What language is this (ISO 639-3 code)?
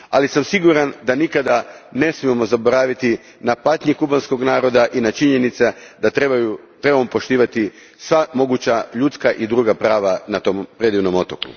hrv